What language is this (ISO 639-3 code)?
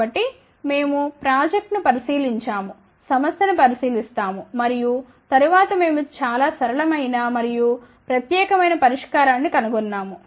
tel